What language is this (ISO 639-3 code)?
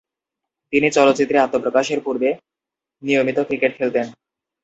ben